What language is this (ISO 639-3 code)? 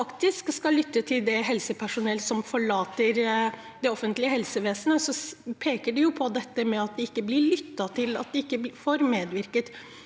nor